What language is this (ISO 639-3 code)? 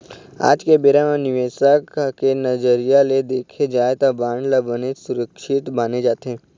hne